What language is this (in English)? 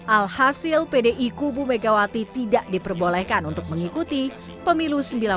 Indonesian